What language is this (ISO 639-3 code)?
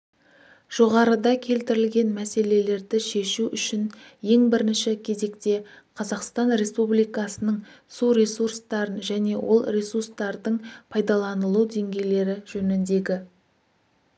kaz